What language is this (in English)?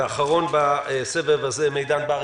Hebrew